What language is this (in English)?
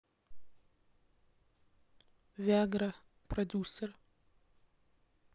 Russian